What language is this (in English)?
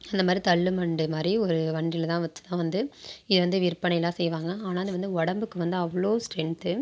Tamil